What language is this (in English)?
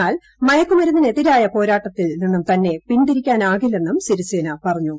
Malayalam